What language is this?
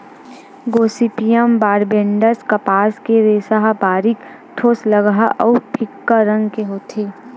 Chhattisgarhi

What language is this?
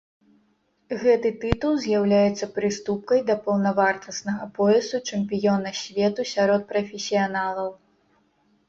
Belarusian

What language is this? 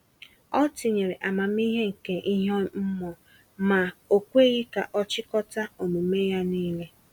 Igbo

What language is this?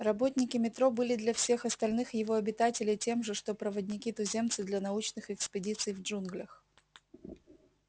Russian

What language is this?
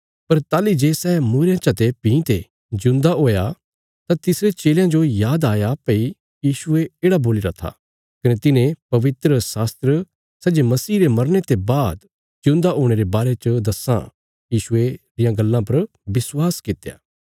Bilaspuri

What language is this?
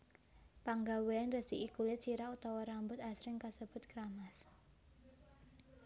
Javanese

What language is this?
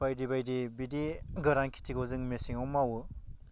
Bodo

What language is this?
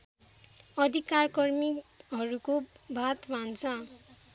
Nepali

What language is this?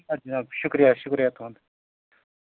Kashmiri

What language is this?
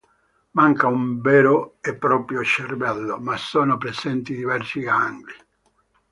Italian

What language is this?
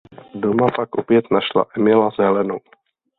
Czech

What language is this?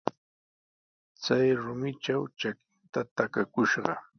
Sihuas Ancash Quechua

